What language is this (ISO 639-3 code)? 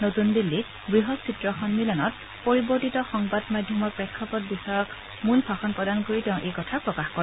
asm